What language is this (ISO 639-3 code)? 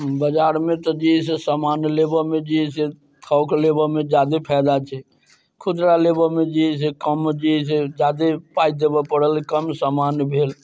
mai